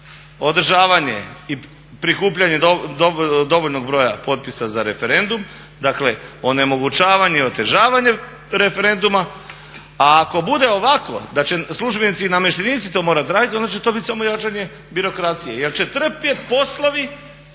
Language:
Croatian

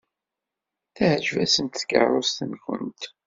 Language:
Kabyle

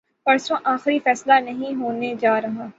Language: Urdu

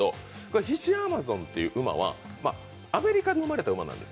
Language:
Japanese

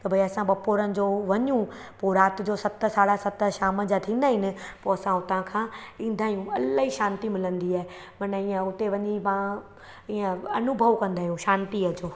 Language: Sindhi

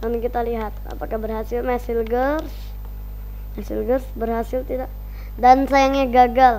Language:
Indonesian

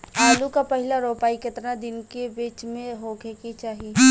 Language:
Bhojpuri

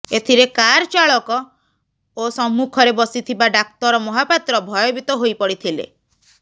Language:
Odia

